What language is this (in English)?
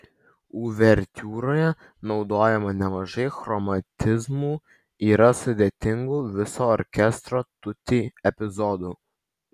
Lithuanian